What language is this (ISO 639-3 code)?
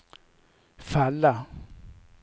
swe